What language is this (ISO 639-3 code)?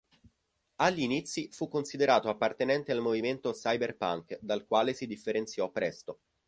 ita